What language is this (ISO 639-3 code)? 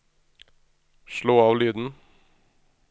nor